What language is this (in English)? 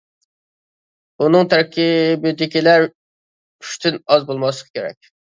Uyghur